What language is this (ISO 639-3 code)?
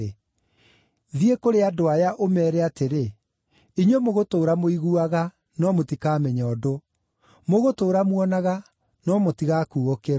kik